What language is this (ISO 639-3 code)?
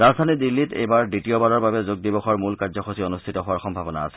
asm